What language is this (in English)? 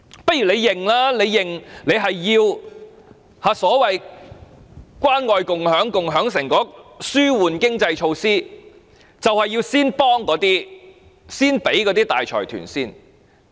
Cantonese